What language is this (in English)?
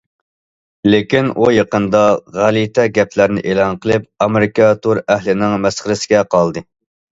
Uyghur